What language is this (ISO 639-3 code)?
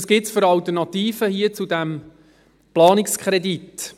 gsw